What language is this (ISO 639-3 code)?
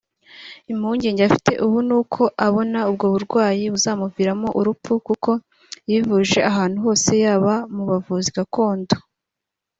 kin